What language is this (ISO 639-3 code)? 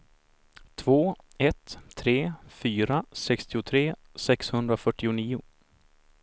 swe